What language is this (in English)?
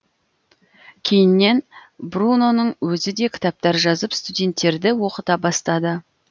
Kazakh